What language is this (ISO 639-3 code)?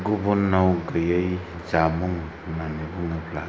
brx